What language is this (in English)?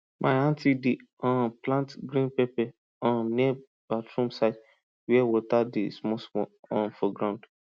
Nigerian Pidgin